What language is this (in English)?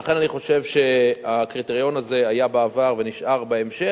Hebrew